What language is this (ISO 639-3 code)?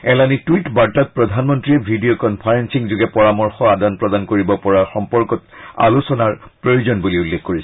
asm